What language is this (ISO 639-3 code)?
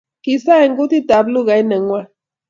kln